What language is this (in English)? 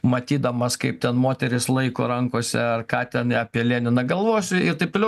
Lithuanian